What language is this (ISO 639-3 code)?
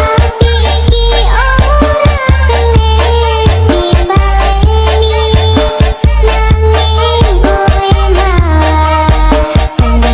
ind